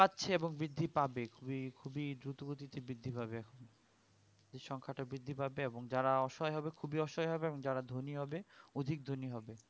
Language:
Bangla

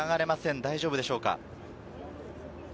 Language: Japanese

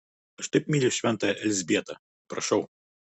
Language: Lithuanian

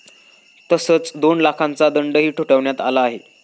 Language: Marathi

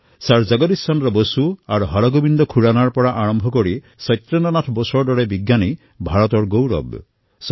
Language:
Assamese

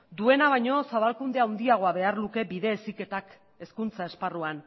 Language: Basque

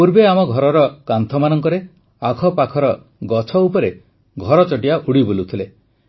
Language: Odia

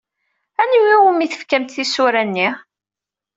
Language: Kabyle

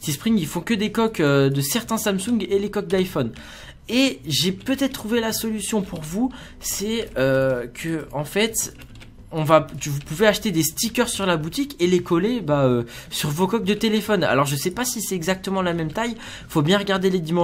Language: French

